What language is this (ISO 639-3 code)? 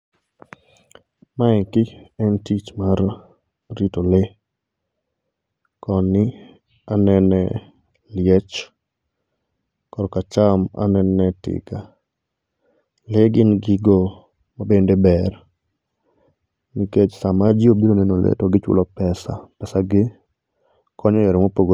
luo